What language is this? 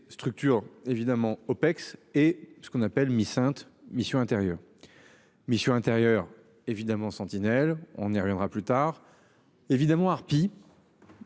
French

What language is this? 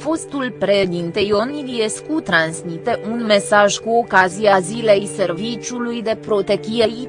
Romanian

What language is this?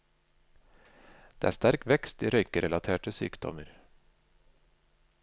Norwegian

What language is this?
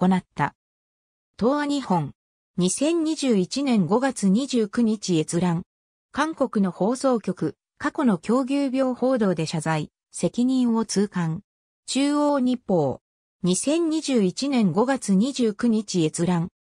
Japanese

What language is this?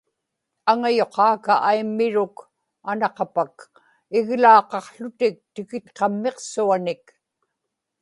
Inupiaq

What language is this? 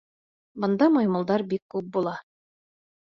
Bashkir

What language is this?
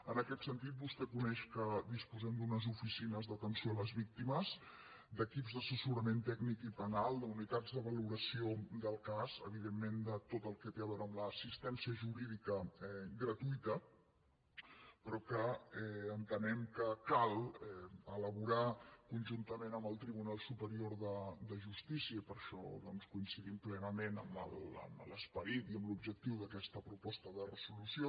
Catalan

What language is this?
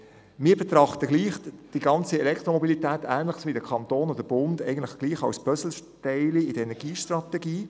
Swiss German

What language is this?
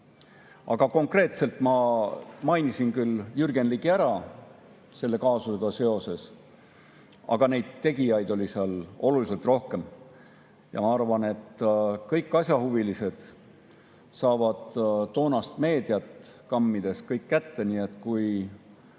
Estonian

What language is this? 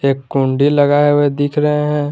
Hindi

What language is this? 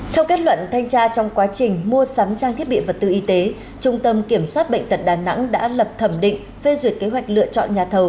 Vietnamese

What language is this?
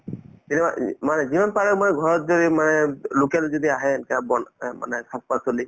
Assamese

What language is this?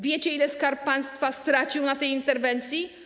Polish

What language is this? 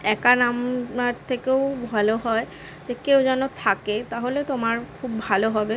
Bangla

